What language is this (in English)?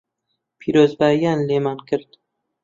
Central Kurdish